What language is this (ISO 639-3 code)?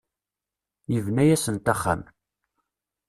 kab